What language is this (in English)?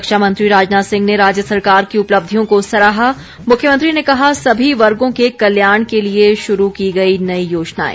Hindi